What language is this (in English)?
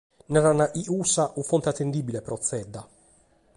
Sardinian